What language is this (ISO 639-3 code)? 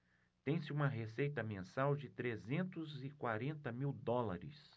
por